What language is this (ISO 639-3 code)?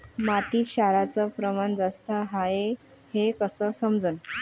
mar